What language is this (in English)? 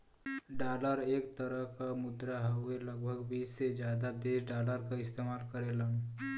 Bhojpuri